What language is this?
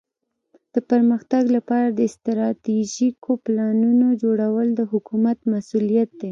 Pashto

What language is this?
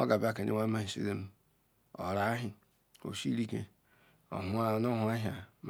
Ikwere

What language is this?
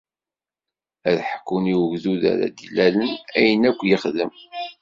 Kabyle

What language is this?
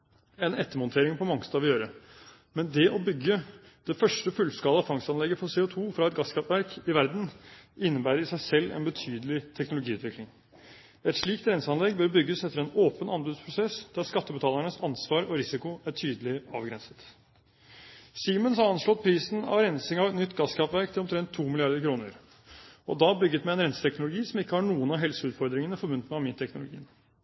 Norwegian Bokmål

